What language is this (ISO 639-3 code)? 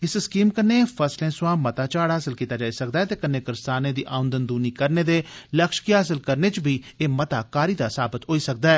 doi